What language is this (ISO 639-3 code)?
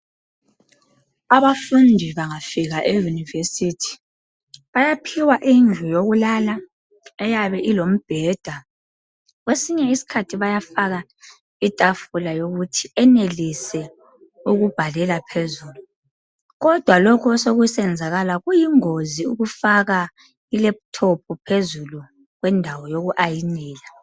nde